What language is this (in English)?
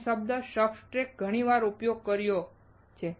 Gujarati